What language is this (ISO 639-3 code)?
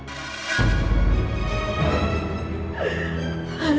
ind